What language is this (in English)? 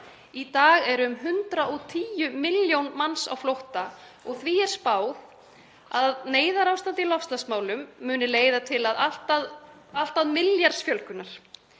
Icelandic